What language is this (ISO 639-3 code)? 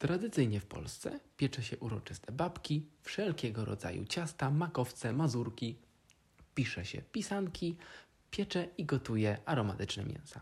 pol